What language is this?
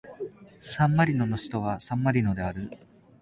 Japanese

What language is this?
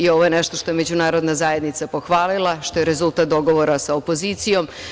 Serbian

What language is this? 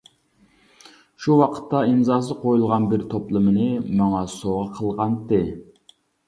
Uyghur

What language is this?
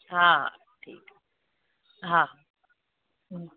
Sindhi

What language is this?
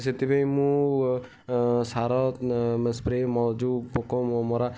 Odia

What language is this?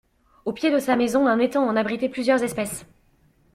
French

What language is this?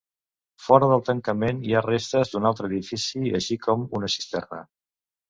Catalan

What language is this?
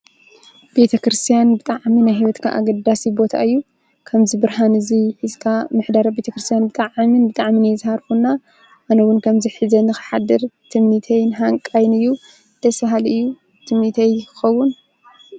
Tigrinya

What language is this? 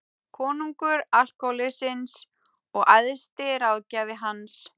Icelandic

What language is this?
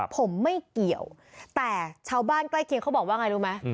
Thai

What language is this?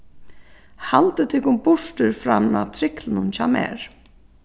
Faroese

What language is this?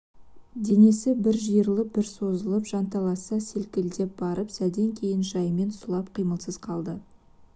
Kazakh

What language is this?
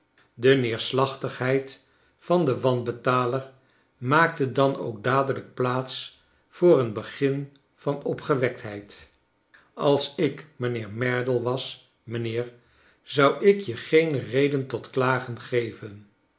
Dutch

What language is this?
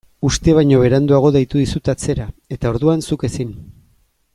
Basque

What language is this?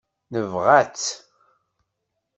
Kabyle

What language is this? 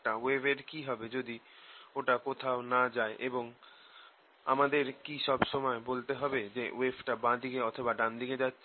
Bangla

